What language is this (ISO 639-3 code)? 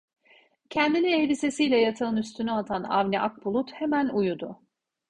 tur